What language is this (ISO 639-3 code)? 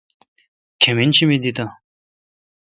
xka